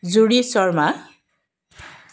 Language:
Assamese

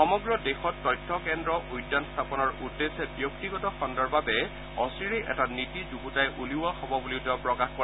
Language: Assamese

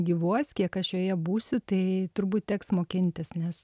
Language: Lithuanian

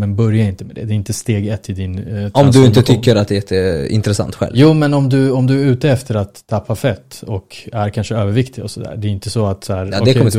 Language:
Swedish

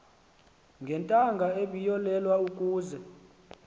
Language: Xhosa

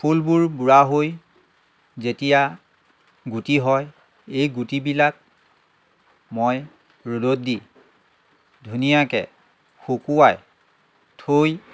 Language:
Assamese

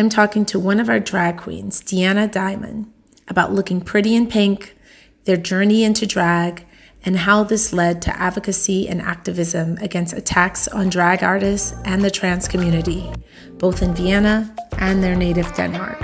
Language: English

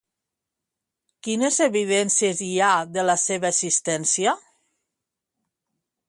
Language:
Catalan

